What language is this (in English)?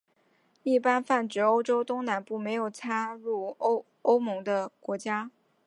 Chinese